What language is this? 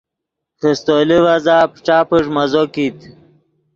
Yidgha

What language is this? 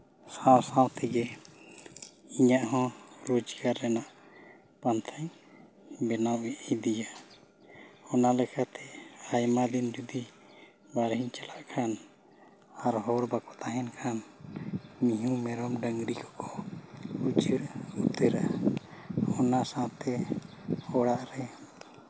Santali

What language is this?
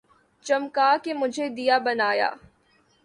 Urdu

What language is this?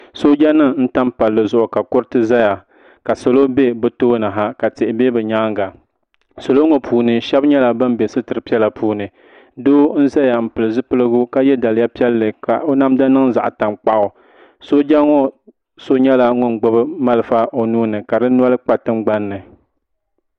Dagbani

